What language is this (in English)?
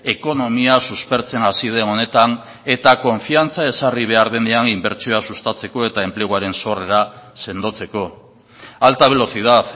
Basque